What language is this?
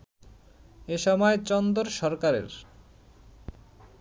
Bangla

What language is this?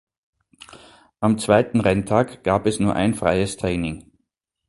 German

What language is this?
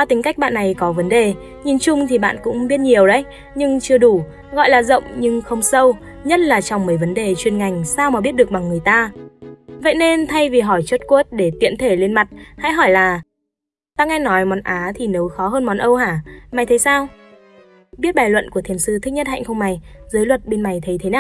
Vietnamese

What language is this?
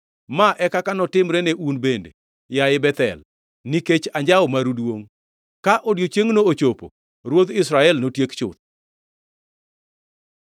Luo (Kenya and Tanzania)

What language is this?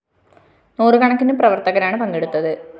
Malayalam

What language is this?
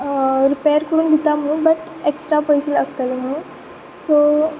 Konkani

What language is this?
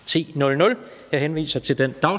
Danish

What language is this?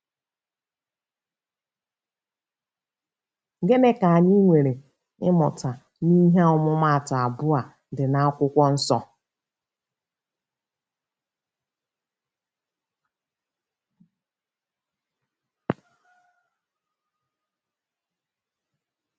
Igbo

